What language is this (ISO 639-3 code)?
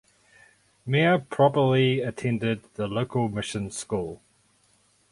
eng